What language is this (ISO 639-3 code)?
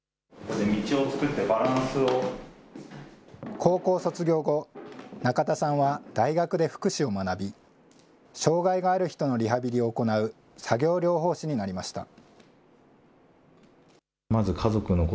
jpn